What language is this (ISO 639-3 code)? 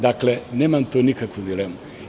srp